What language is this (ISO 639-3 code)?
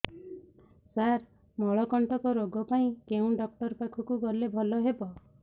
ori